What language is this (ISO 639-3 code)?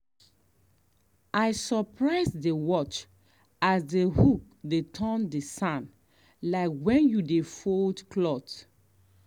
pcm